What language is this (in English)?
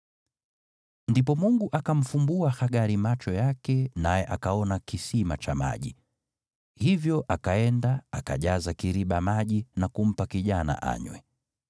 Swahili